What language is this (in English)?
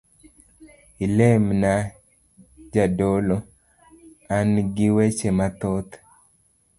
Luo (Kenya and Tanzania)